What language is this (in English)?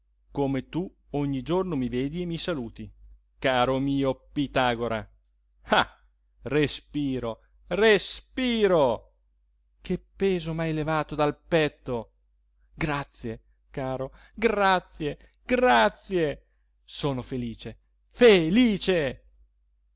Italian